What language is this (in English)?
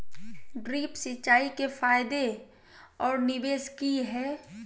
Magahi